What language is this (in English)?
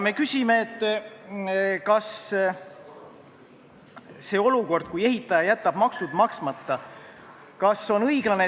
Estonian